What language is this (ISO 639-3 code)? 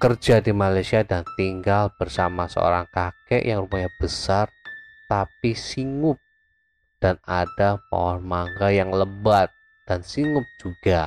ind